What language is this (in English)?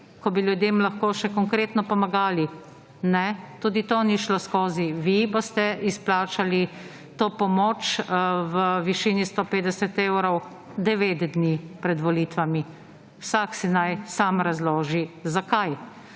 Slovenian